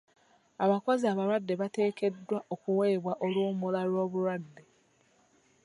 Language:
Ganda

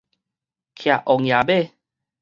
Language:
Min Nan Chinese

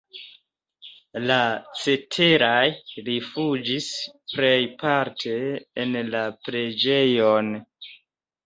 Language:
Esperanto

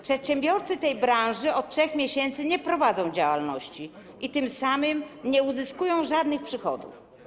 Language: Polish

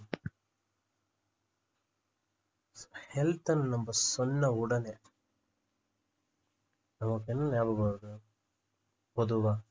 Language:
Tamil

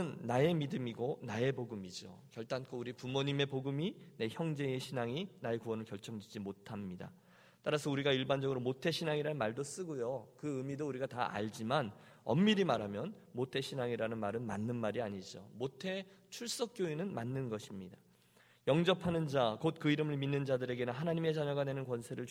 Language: Korean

